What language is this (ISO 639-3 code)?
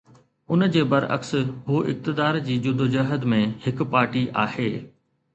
snd